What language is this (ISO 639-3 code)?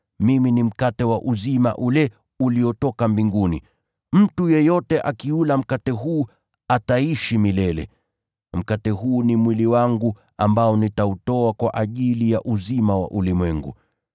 swa